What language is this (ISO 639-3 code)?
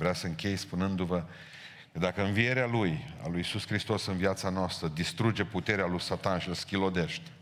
ron